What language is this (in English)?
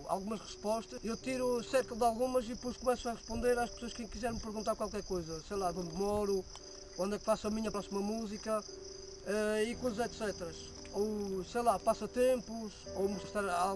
Portuguese